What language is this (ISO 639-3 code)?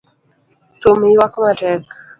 luo